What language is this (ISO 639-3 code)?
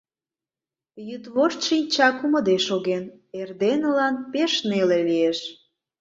chm